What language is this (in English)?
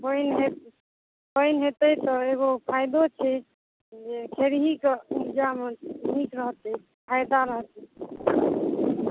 Maithili